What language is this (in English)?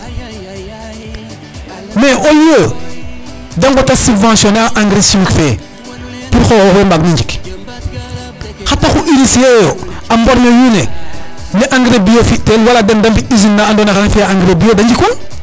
Serer